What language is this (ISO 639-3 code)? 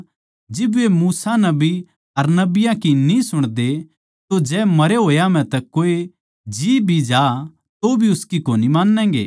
bgc